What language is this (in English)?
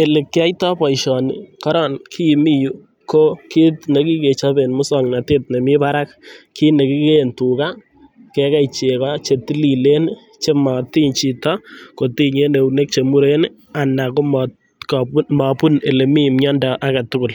Kalenjin